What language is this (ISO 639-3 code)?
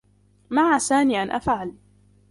ara